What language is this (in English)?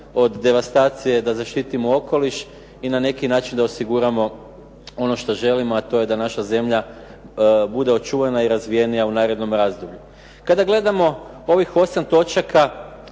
Croatian